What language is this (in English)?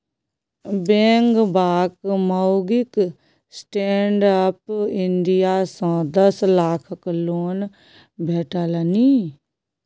Maithili